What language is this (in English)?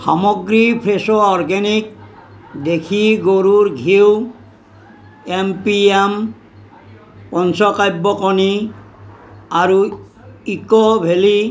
Assamese